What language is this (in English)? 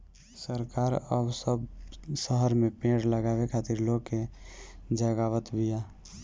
Bhojpuri